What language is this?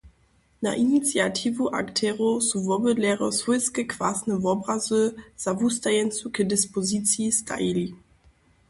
Upper Sorbian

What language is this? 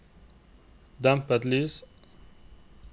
Norwegian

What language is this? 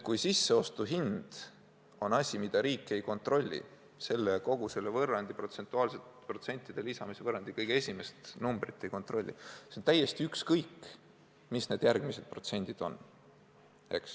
Estonian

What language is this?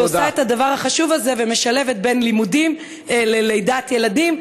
Hebrew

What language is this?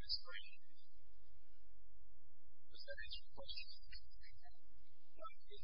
English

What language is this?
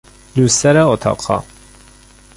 Persian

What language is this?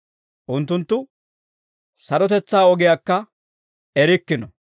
Dawro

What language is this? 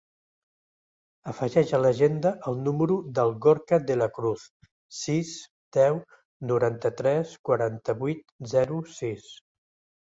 Catalan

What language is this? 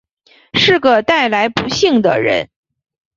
Chinese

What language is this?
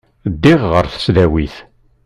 Kabyle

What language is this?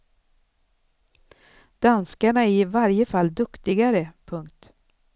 Swedish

